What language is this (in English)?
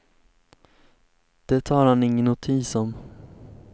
Swedish